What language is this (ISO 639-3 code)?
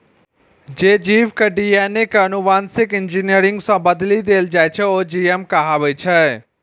mai